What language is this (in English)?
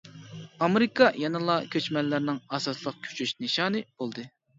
Uyghur